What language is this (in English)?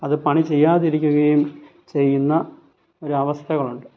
Malayalam